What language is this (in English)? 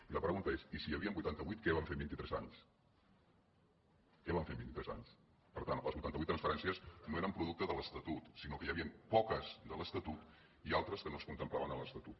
Catalan